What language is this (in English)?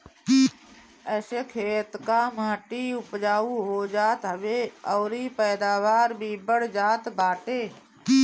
Bhojpuri